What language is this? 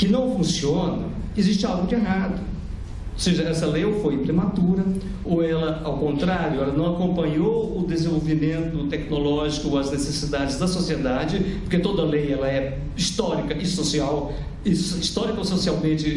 Portuguese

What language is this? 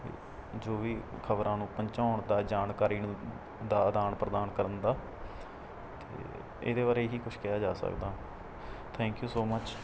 Punjabi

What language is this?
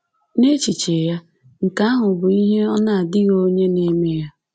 Igbo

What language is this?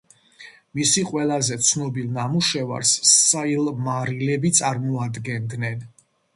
Georgian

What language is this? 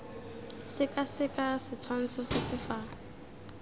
Tswana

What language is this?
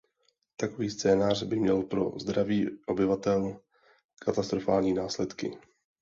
Czech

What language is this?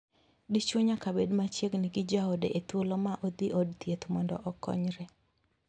Luo (Kenya and Tanzania)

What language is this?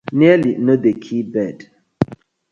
Nigerian Pidgin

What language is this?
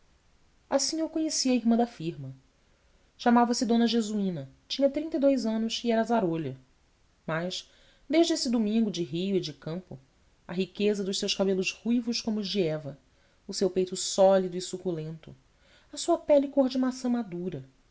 Portuguese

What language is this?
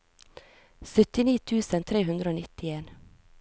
Norwegian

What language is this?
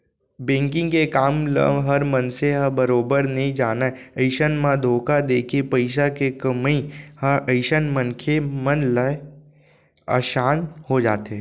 Chhattisgarhi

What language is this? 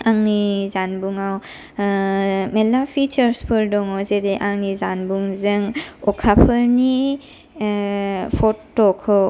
Bodo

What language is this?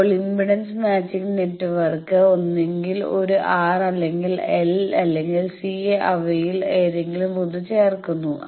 Malayalam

